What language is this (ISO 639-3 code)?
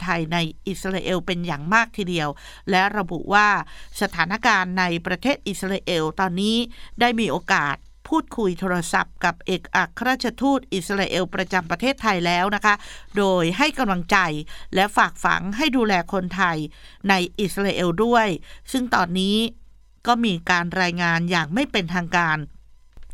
tha